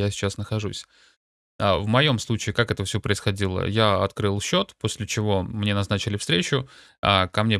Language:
Russian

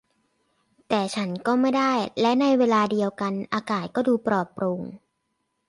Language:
Thai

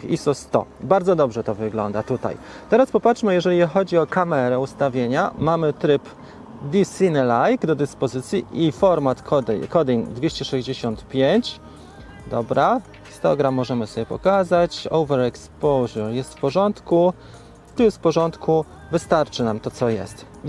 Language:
Polish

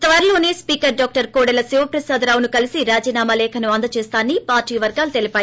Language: Telugu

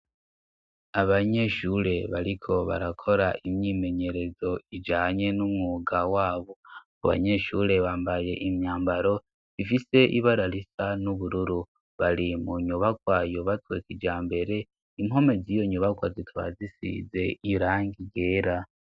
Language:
Rundi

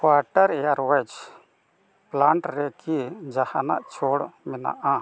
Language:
Santali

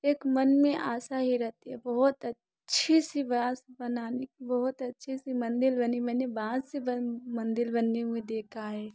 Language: Hindi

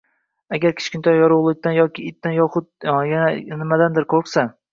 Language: Uzbek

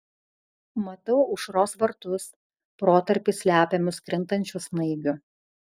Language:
Lithuanian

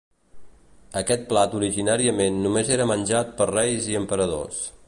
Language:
Catalan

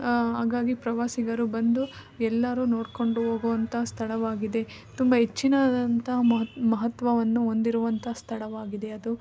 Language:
Kannada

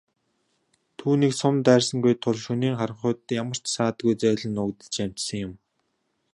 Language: Mongolian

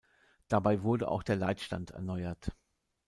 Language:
German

